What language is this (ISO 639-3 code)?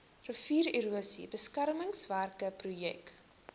afr